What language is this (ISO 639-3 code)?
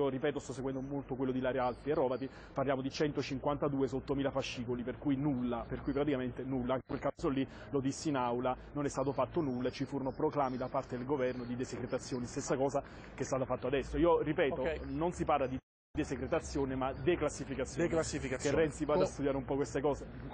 ita